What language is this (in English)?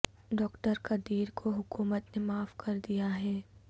Urdu